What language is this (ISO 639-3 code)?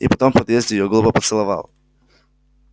rus